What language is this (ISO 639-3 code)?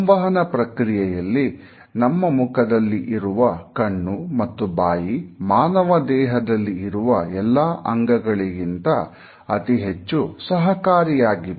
kan